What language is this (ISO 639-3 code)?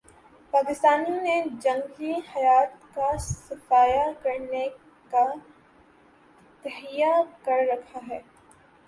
urd